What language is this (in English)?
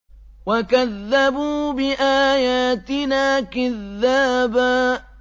Arabic